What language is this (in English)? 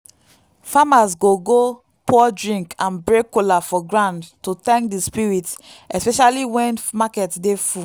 Nigerian Pidgin